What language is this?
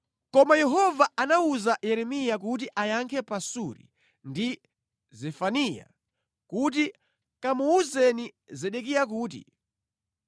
Nyanja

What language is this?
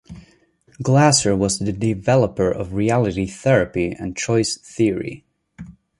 English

